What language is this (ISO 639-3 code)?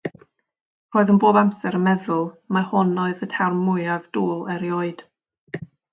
cym